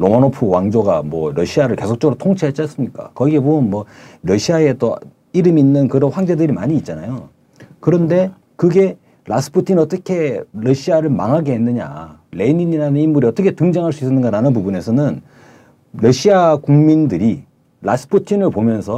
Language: Korean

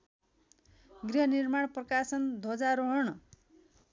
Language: Nepali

